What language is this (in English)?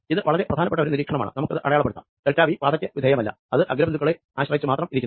Malayalam